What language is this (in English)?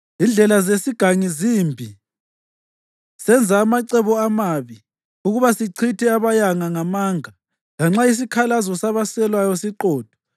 North Ndebele